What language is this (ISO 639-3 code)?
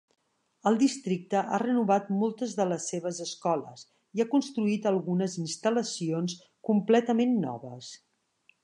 cat